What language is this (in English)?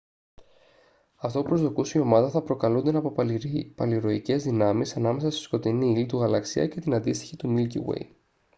Greek